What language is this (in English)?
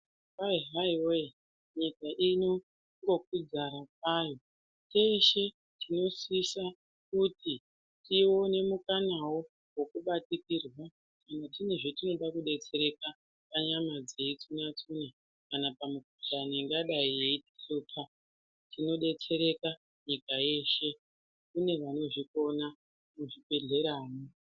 Ndau